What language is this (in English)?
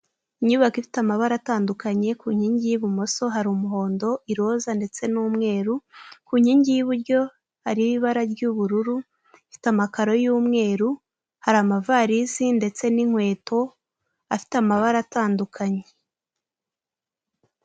Kinyarwanda